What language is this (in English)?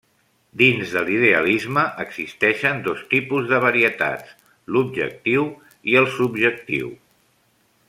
Catalan